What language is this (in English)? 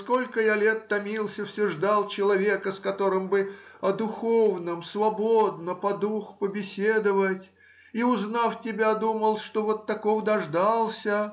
Russian